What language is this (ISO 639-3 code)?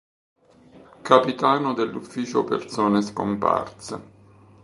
ita